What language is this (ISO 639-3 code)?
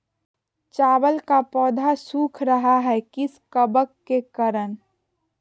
mag